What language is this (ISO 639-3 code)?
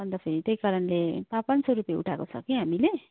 nep